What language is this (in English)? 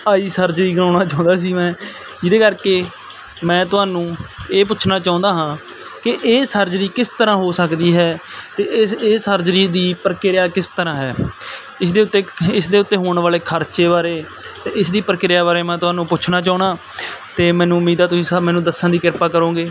Punjabi